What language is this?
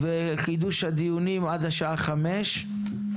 Hebrew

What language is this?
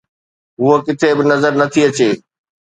Sindhi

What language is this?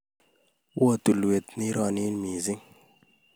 Kalenjin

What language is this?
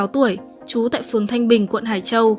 Vietnamese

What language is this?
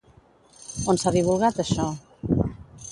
Catalan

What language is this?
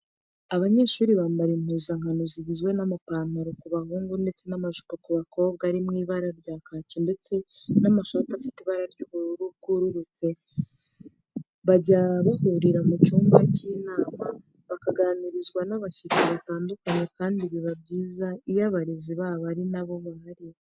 Kinyarwanda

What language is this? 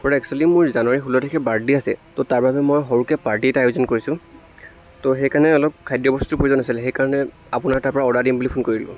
Assamese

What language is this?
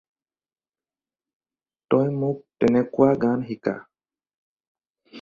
Assamese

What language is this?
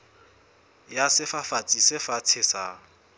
Southern Sotho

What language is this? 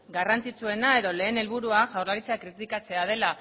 Basque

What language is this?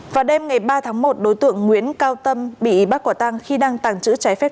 Vietnamese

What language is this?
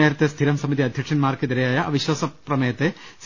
Malayalam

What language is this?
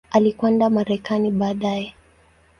Swahili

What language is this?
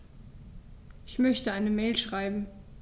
German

